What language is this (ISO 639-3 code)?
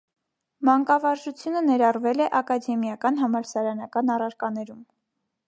hye